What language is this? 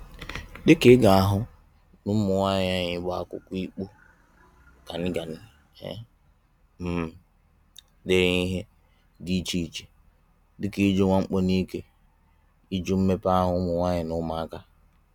Igbo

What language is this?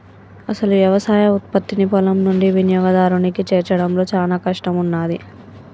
Telugu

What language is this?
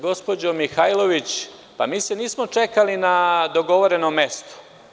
Serbian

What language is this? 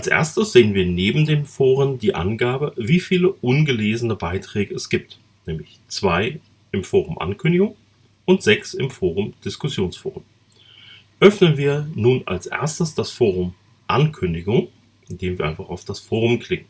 German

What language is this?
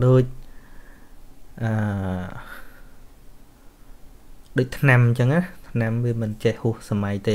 Vietnamese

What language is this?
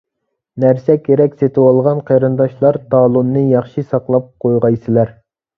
Uyghur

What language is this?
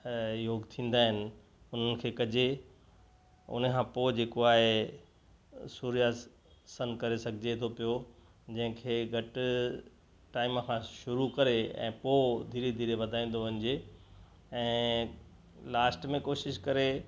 Sindhi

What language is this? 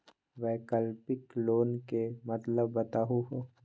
Magahi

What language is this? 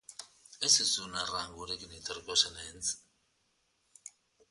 Basque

